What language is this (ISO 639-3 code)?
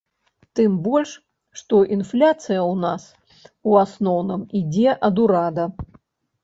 bel